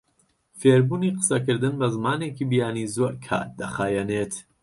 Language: Central Kurdish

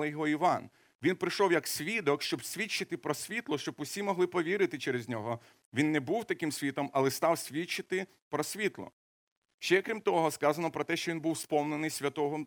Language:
Ukrainian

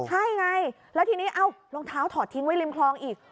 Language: Thai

